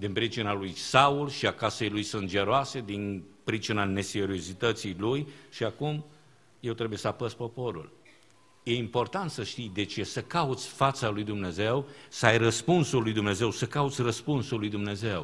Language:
Romanian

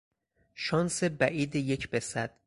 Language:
Persian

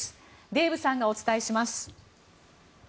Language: Japanese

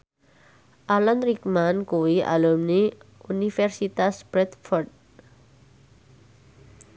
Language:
Javanese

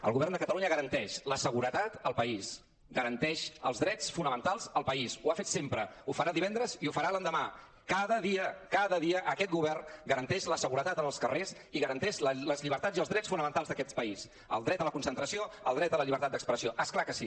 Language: Catalan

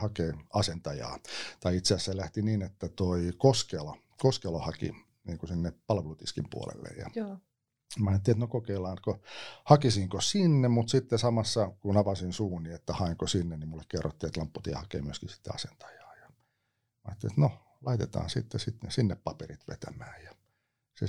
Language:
Finnish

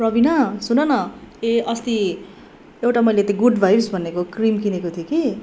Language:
Nepali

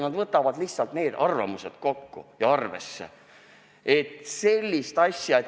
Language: Estonian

